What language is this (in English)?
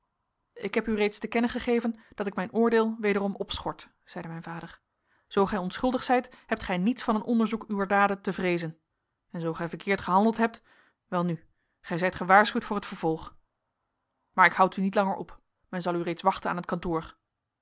Dutch